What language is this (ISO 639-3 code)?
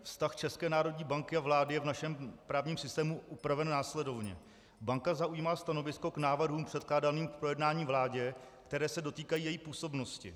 ces